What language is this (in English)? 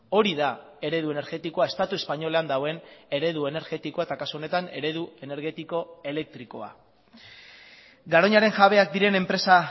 Basque